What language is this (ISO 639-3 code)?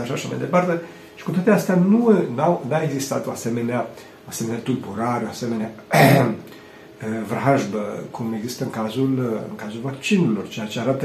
ron